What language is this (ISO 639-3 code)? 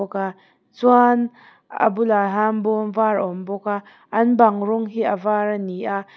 lus